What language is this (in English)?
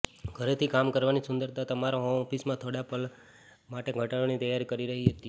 Gujarati